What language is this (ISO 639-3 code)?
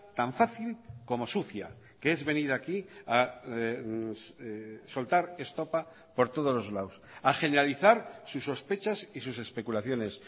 spa